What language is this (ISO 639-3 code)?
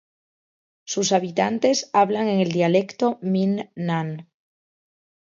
spa